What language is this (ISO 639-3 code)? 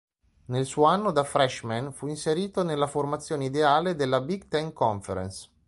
ita